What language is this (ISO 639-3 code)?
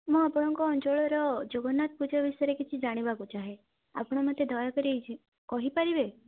ori